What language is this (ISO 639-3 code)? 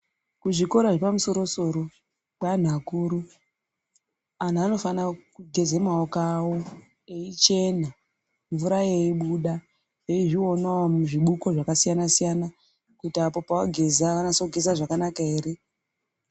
ndc